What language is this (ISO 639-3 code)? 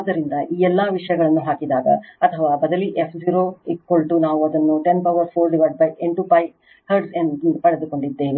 kan